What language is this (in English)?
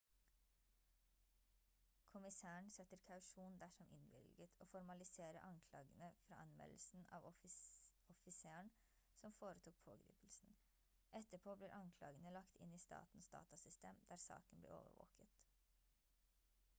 Norwegian Bokmål